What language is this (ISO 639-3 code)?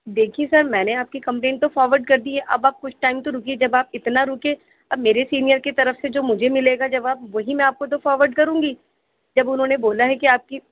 urd